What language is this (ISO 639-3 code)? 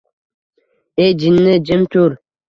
uzb